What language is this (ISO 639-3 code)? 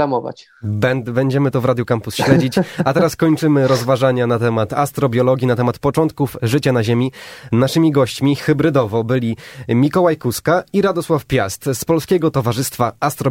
pol